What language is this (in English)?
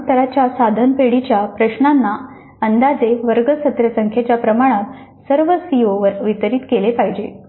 Marathi